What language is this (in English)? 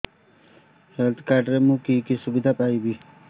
Odia